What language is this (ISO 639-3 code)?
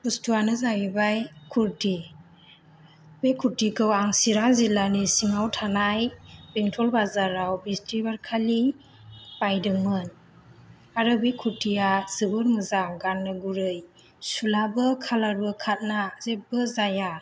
brx